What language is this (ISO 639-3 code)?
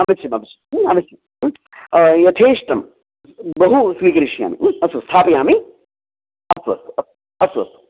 san